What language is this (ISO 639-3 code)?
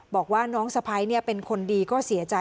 tha